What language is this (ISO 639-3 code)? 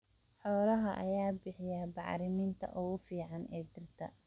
som